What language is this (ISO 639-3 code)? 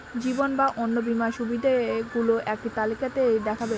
ben